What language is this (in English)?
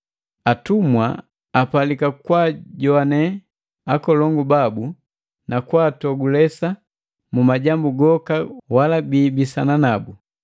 Matengo